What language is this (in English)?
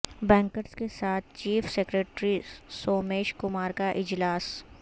Urdu